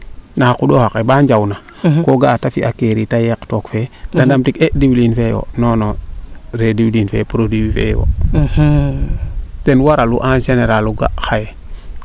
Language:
Serer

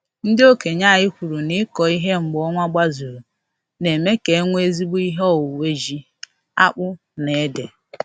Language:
Igbo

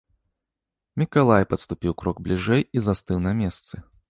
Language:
Belarusian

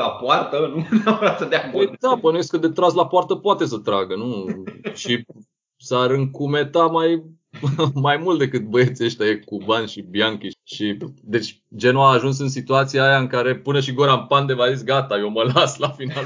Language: Romanian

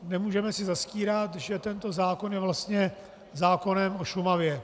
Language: Czech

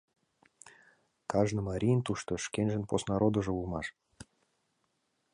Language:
Mari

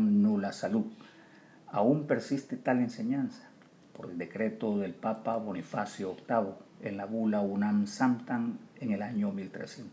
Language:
Spanish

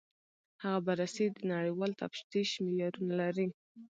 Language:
Pashto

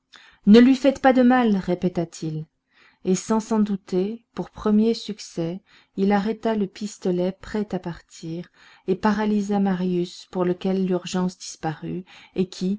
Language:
French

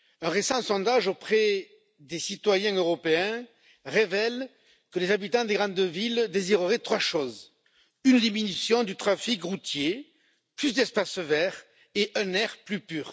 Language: French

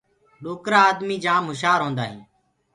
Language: Gurgula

